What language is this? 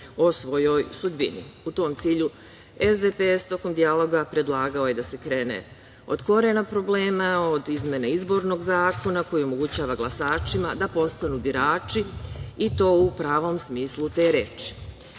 Serbian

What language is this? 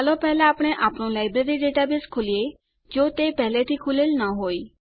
Gujarati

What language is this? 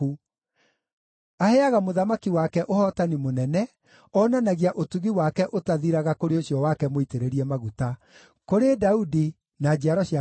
Kikuyu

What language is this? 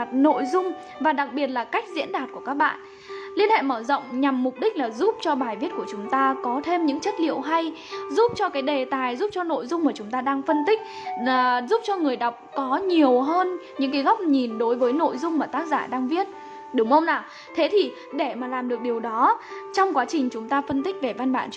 Vietnamese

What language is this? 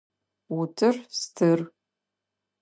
Adyghe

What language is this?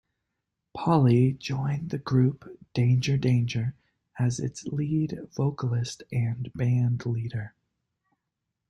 English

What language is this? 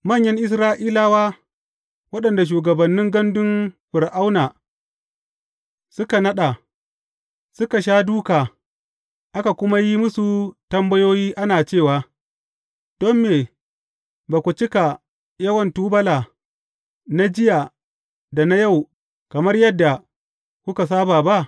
Hausa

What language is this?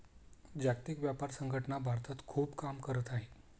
Marathi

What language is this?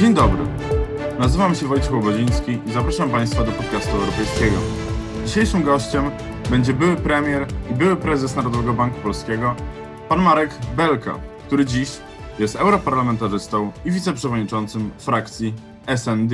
Polish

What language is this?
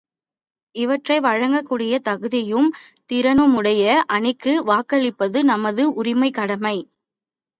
Tamil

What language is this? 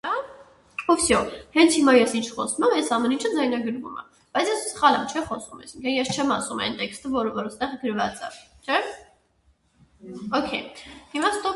Armenian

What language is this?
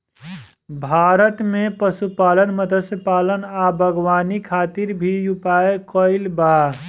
Bhojpuri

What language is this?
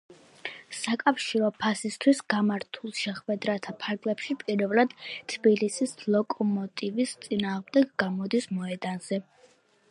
Georgian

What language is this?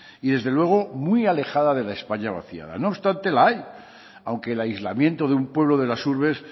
Spanish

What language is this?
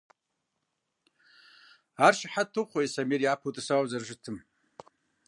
Kabardian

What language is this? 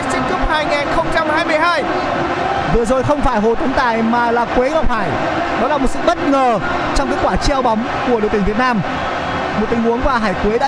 Vietnamese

